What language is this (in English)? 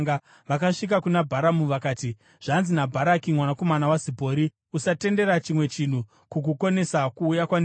Shona